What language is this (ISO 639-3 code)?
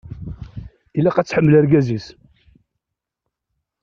kab